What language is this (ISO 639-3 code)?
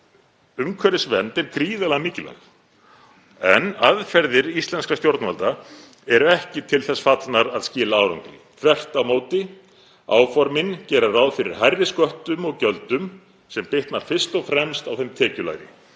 isl